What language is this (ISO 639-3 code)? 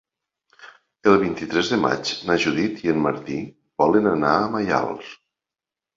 cat